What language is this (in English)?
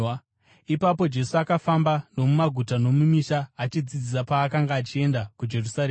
Shona